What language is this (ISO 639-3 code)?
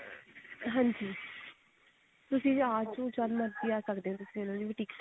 pan